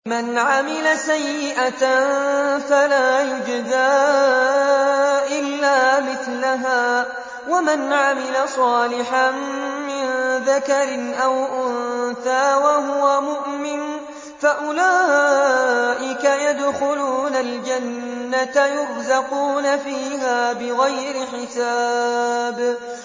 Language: Arabic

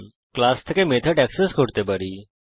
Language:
Bangla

